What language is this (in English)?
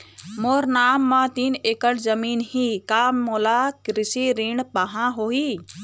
Chhattisgarhi